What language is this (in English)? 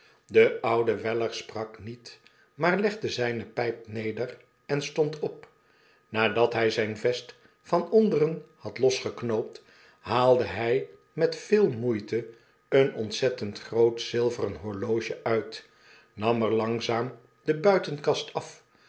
Dutch